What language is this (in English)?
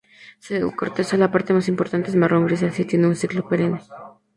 Spanish